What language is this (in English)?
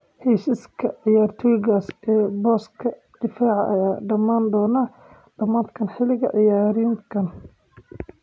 Somali